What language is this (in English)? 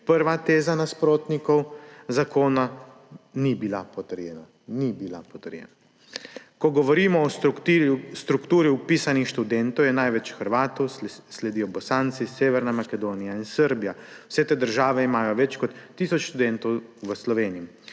Slovenian